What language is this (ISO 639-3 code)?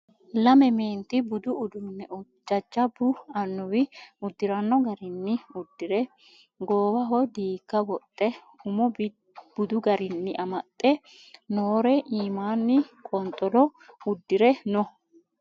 sid